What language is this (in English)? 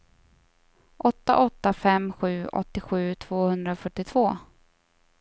Swedish